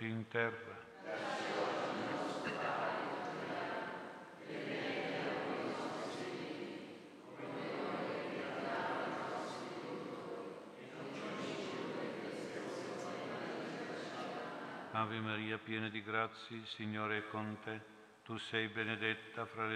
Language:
Italian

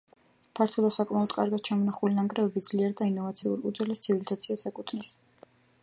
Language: Georgian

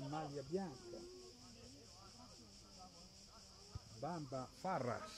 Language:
Italian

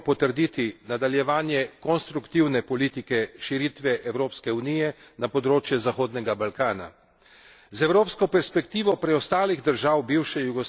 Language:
Slovenian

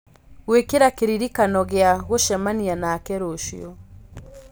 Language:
Kikuyu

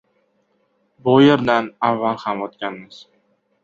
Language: Uzbek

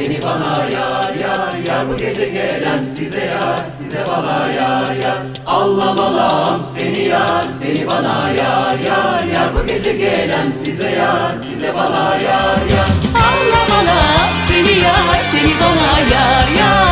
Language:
Turkish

